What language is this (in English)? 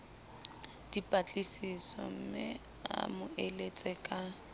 Southern Sotho